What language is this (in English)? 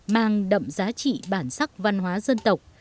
Vietnamese